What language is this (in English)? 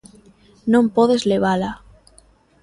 Galician